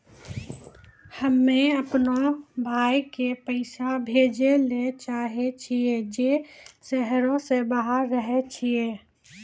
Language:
Maithili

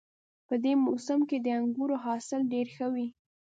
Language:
Pashto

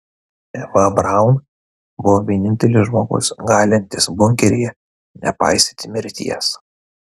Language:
Lithuanian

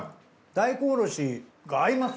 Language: Japanese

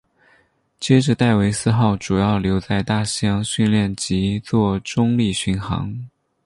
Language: Chinese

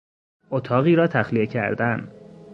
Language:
Persian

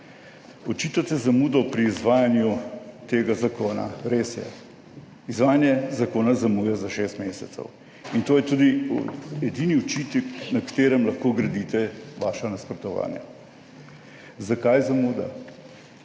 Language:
Slovenian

